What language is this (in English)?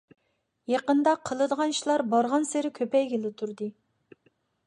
Uyghur